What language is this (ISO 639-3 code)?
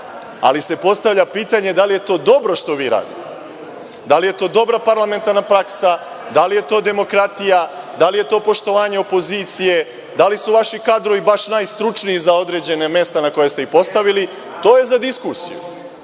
srp